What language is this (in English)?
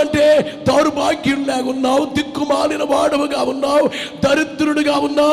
Telugu